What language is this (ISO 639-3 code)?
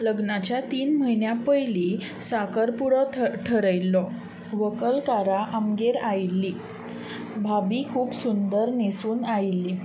kok